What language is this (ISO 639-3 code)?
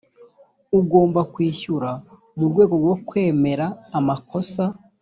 kin